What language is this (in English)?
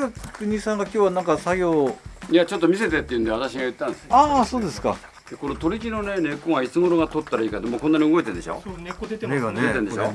Japanese